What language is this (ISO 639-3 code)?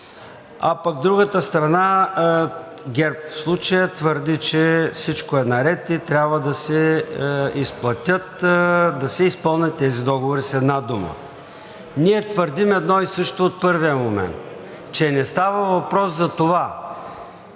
bul